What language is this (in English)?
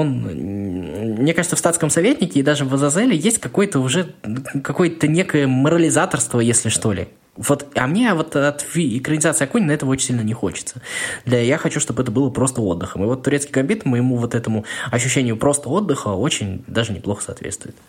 Russian